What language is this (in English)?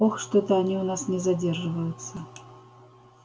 Russian